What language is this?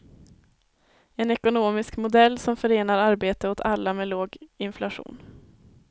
Swedish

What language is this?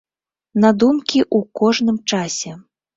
Belarusian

